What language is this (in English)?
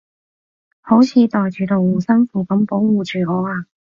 Cantonese